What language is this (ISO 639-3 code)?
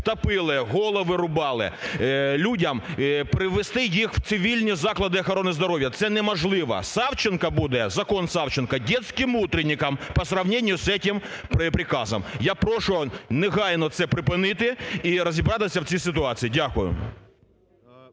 ukr